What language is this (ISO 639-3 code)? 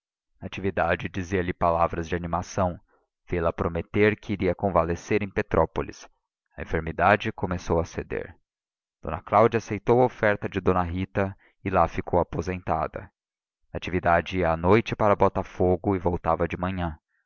por